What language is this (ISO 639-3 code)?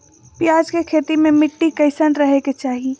mag